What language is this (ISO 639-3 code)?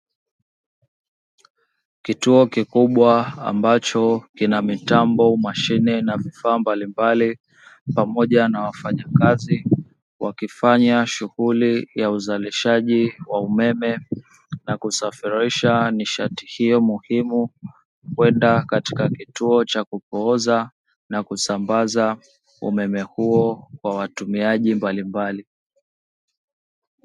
swa